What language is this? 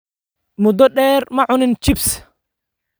Somali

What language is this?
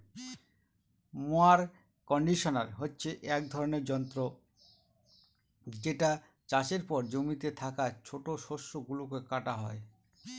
Bangla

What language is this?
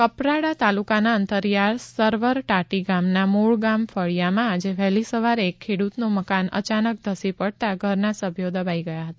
Gujarati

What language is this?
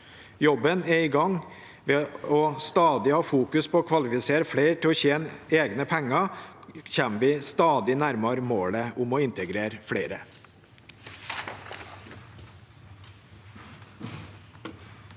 Norwegian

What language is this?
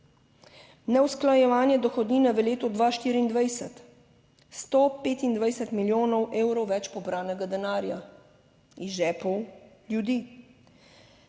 Slovenian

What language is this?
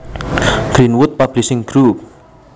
Javanese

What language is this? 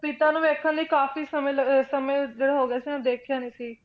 Punjabi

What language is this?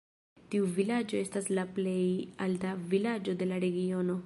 Esperanto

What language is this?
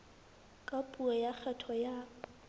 Southern Sotho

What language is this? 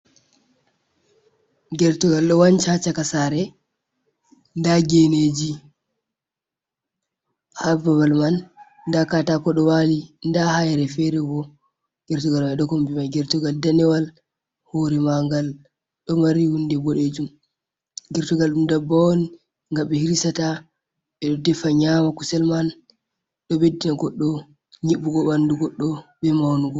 Fula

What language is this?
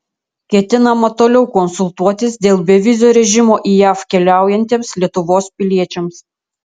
Lithuanian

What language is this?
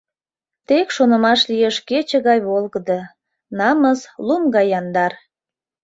Mari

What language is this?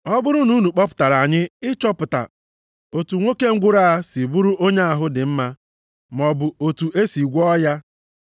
Igbo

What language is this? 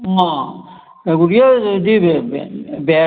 Dogri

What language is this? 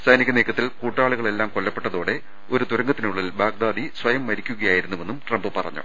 Malayalam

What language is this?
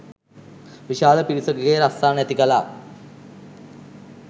Sinhala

